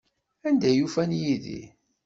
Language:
Kabyle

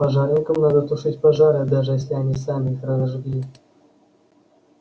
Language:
Russian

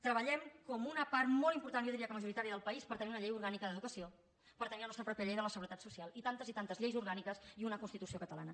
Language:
Catalan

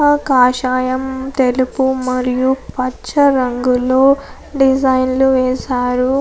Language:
Telugu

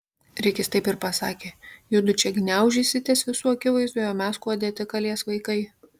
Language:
Lithuanian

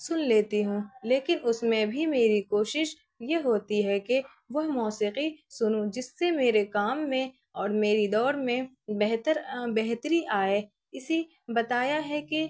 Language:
Urdu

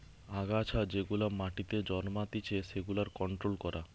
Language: Bangla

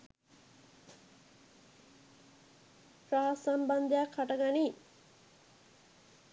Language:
Sinhala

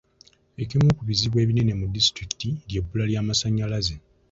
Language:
Ganda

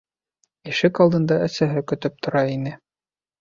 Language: Bashkir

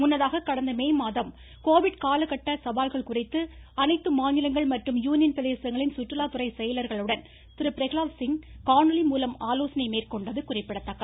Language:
Tamil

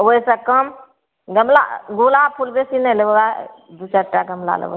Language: Maithili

